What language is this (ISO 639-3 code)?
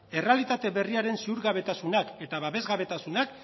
eus